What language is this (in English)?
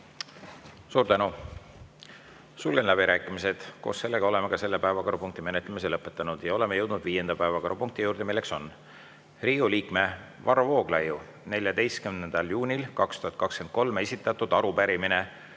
Estonian